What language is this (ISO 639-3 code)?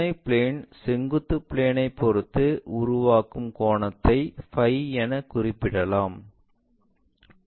tam